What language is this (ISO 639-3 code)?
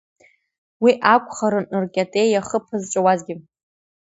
abk